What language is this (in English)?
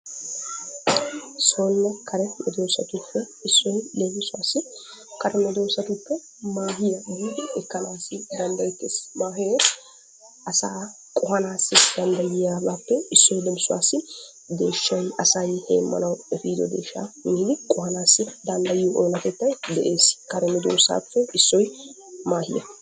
Wolaytta